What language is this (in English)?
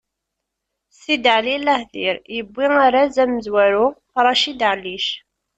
Kabyle